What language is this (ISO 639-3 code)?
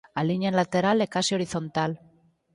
glg